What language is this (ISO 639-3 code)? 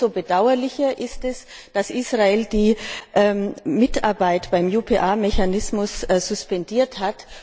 deu